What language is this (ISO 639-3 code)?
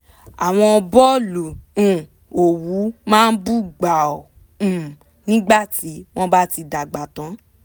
yor